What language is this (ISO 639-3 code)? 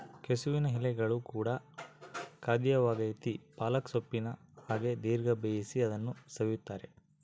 kan